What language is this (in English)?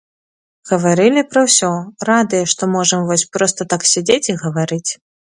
Belarusian